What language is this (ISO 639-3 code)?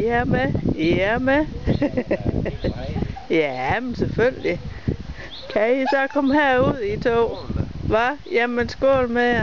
dan